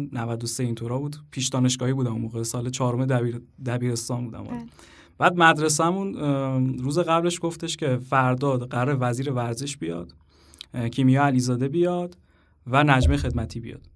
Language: Persian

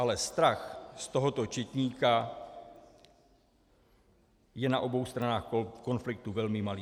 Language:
Czech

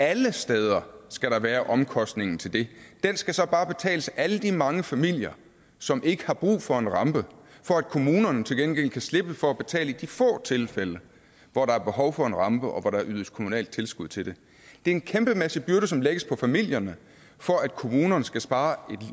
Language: Danish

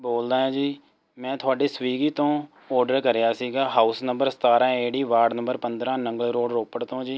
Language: Punjabi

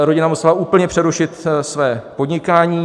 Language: Czech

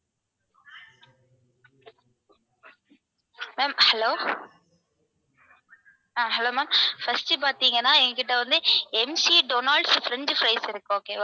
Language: Tamil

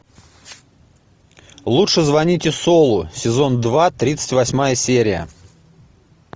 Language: Russian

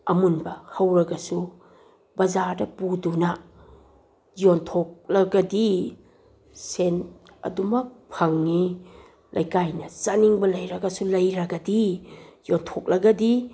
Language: Manipuri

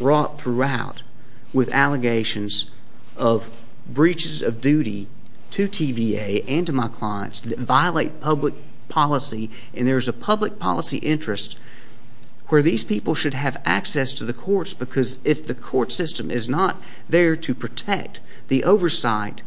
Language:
English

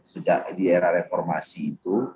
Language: Indonesian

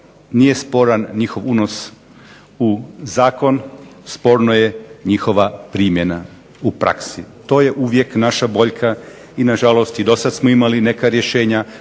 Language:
Croatian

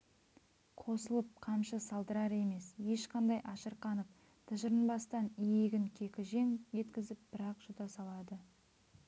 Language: Kazakh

